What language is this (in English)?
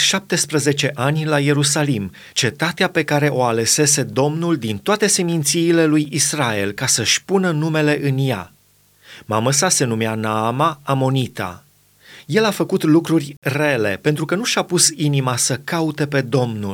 Romanian